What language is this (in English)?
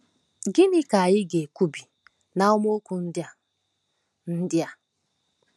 Igbo